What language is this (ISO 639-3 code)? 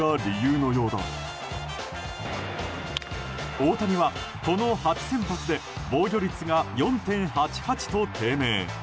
jpn